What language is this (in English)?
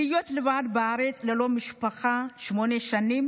Hebrew